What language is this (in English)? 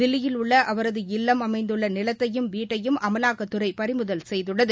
Tamil